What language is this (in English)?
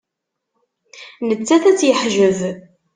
Kabyle